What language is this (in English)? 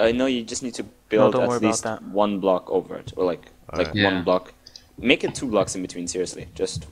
English